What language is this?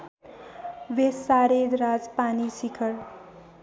Nepali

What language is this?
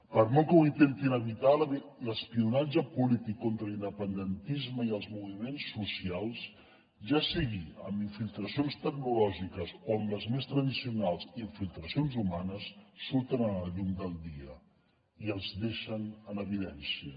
Catalan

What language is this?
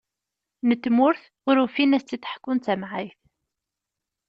Kabyle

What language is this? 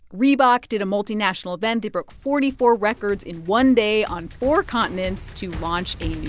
English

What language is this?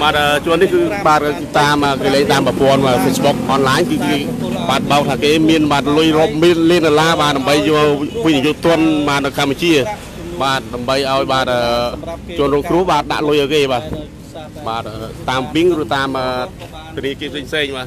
Thai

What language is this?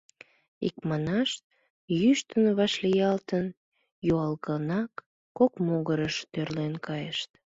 Mari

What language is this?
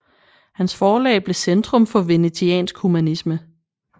Danish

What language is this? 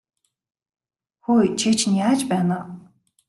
Mongolian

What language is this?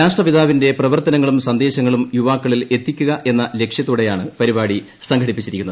Malayalam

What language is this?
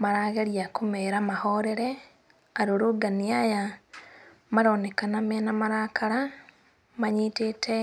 Kikuyu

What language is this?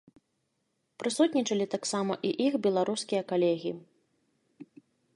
Belarusian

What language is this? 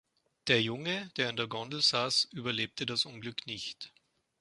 German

